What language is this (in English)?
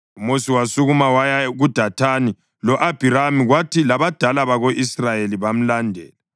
North Ndebele